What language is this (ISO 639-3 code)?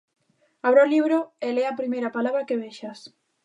glg